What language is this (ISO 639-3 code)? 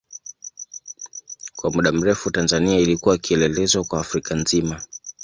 swa